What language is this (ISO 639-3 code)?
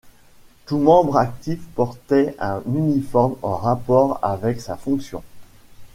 fra